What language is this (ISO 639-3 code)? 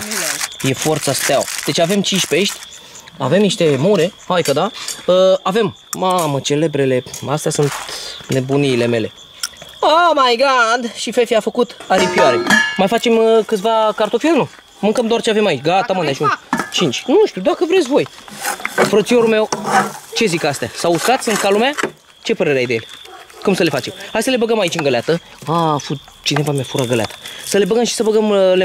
ron